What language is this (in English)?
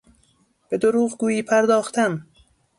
Persian